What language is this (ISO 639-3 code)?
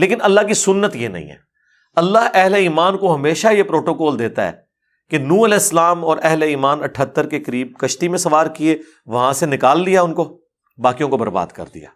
urd